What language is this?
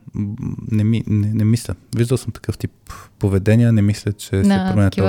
Bulgarian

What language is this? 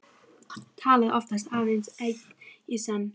Icelandic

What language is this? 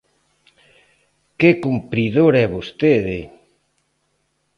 Galician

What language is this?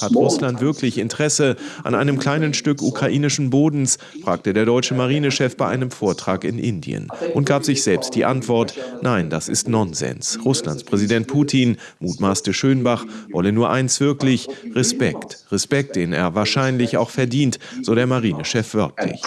German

